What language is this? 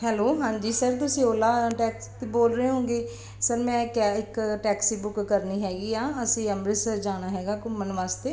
Punjabi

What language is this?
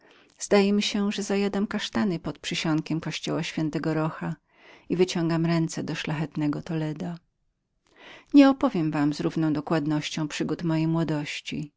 Polish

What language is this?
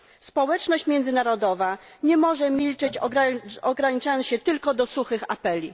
Polish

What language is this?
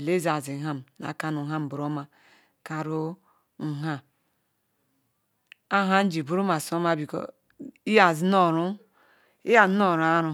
Ikwere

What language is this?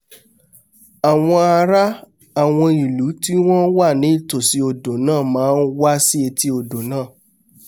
Yoruba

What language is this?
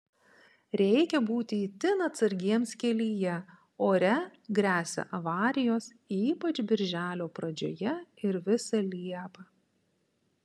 Lithuanian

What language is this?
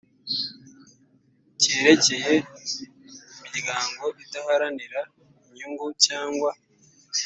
Kinyarwanda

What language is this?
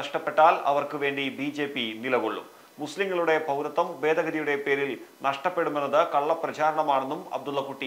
Malayalam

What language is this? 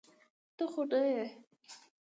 Pashto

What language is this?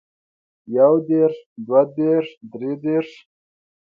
Pashto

